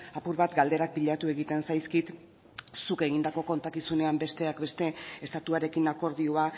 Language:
Basque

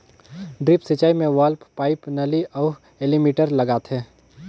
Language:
Chhattisgarhi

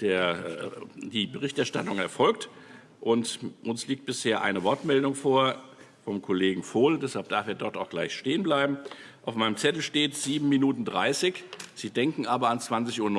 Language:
German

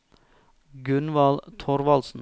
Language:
Norwegian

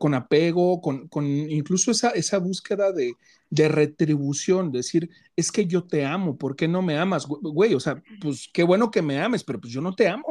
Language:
Spanish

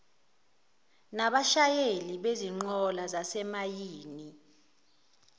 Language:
Zulu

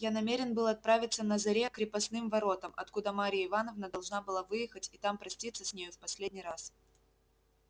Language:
Russian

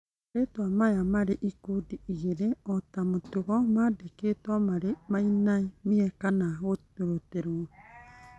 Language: Kikuyu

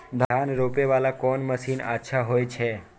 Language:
Maithili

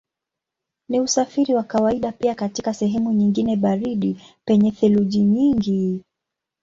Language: Swahili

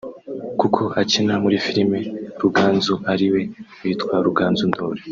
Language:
Kinyarwanda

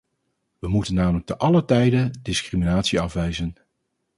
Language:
Dutch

